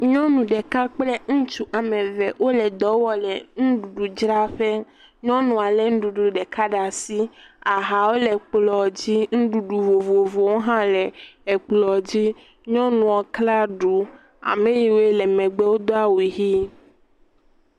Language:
Ewe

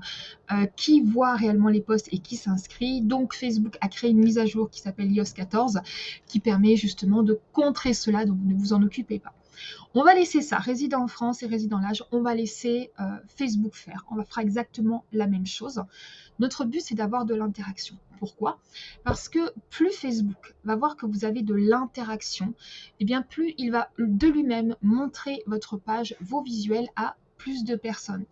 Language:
French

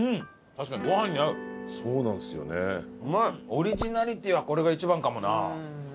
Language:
Japanese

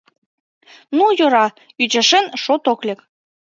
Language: Mari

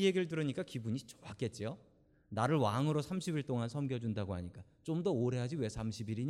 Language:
Korean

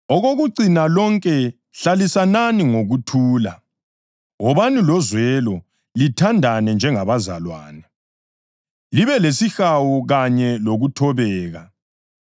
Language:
North Ndebele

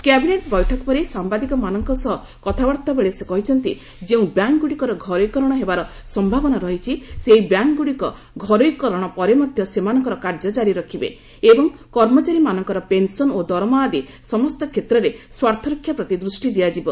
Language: Odia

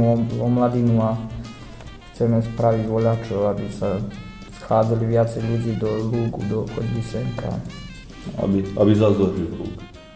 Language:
Slovak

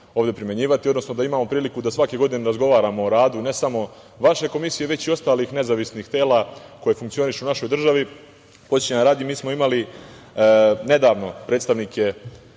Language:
Serbian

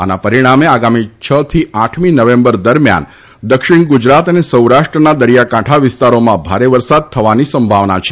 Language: Gujarati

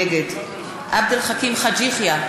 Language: Hebrew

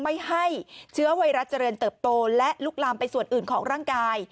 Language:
Thai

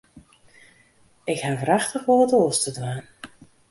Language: Western Frisian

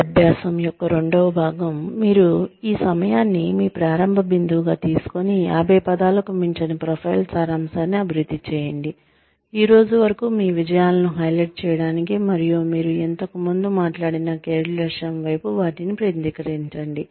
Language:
Telugu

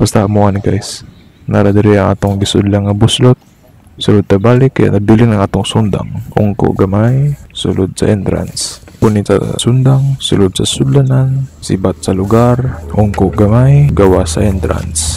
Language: Filipino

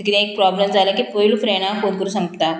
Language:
Konkani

